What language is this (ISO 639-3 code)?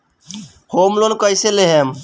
bho